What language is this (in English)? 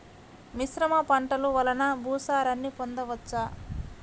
Telugu